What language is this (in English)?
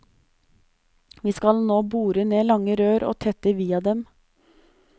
Norwegian